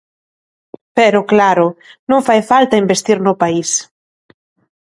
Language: Galician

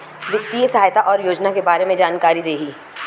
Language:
Bhojpuri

